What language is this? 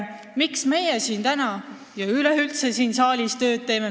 Estonian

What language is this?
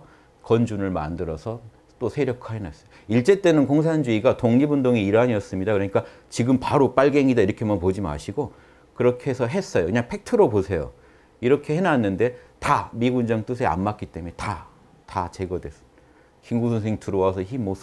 Korean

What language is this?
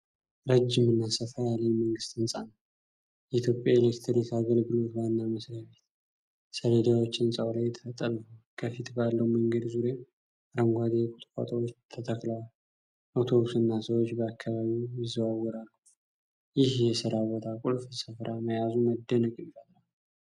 Amharic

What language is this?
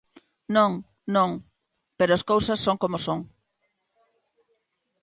Galician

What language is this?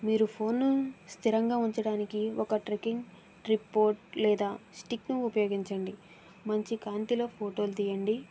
Telugu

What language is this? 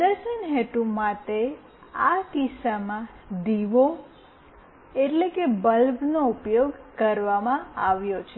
Gujarati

